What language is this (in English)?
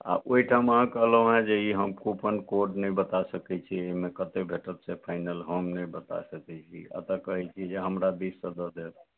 Maithili